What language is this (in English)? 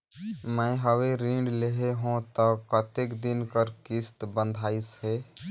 Chhattisgarhi